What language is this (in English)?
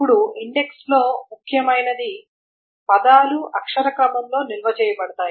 Telugu